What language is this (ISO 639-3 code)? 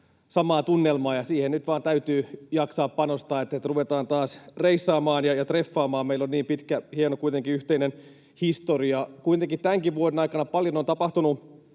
fin